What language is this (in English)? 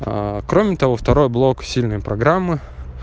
Russian